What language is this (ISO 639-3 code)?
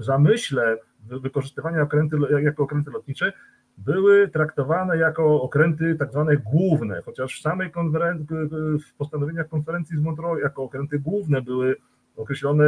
pol